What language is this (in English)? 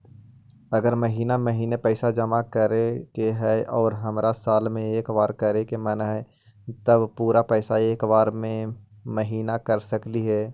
Magahi